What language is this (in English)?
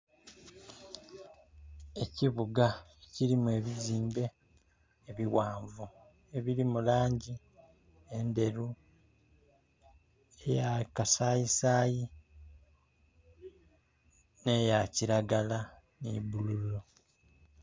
Soga